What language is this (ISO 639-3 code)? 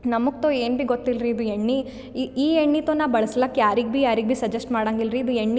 kan